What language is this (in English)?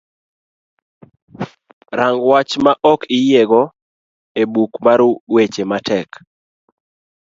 Luo (Kenya and Tanzania)